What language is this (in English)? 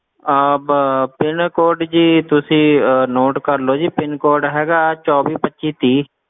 Punjabi